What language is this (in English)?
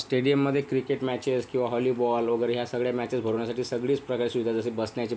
Marathi